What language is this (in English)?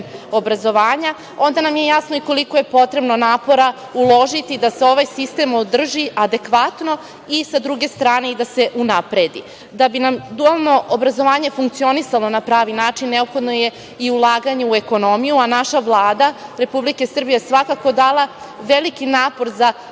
Serbian